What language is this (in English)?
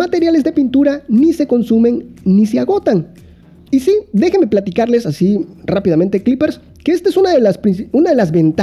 Spanish